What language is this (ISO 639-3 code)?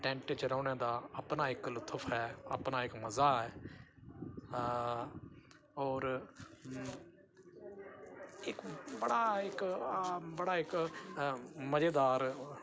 doi